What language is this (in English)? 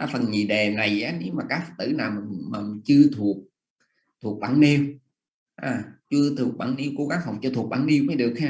Vietnamese